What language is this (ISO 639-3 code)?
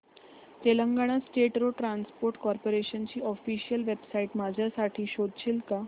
mar